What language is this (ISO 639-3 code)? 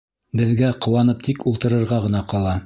bak